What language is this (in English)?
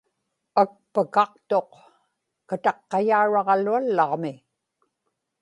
Inupiaq